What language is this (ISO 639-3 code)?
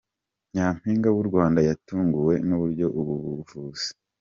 kin